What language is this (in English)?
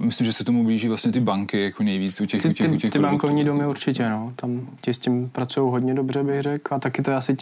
Czech